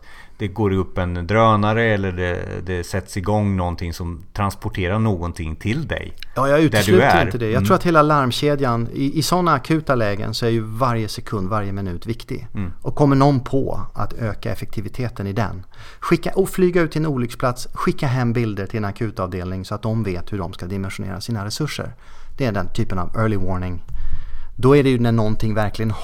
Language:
Swedish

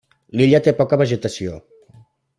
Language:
Catalan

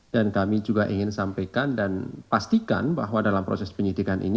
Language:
Indonesian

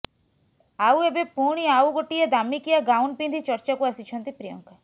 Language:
Odia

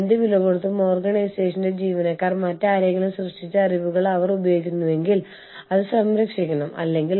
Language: Malayalam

